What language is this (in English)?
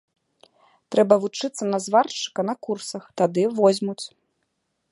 Belarusian